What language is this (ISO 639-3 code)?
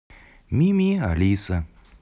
rus